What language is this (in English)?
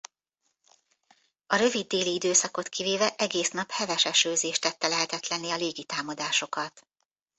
Hungarian